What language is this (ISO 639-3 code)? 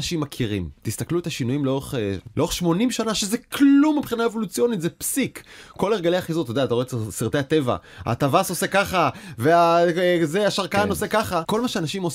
heb